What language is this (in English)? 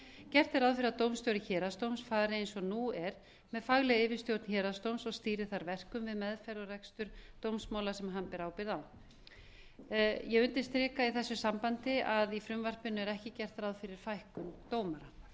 Icelandic